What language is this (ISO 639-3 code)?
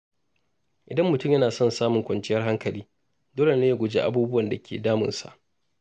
hau